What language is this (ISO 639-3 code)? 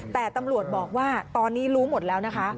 tha